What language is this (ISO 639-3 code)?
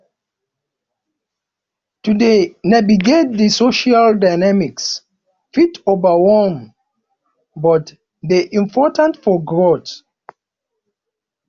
pcm